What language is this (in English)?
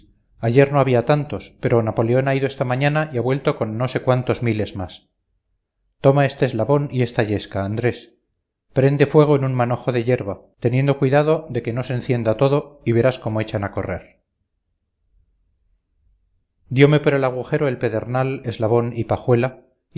Spanish